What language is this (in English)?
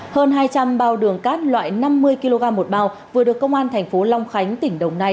Vietnamese